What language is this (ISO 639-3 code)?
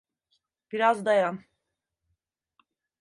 tur